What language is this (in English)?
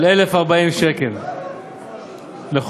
Hebrew